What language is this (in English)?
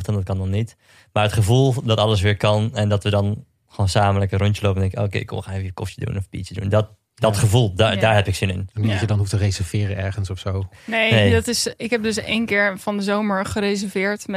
Dutch